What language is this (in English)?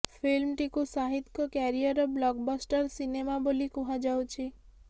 Odia